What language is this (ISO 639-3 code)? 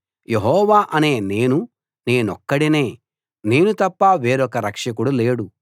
tel